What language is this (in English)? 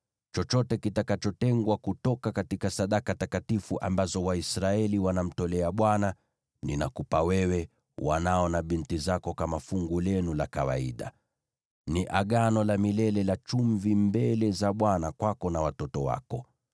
Swahili